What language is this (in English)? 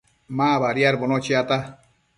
Matsés